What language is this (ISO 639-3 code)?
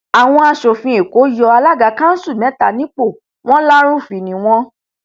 yor